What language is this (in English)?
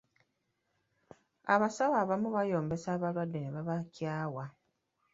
Ganda